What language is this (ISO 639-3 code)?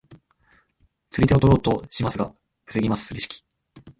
jpn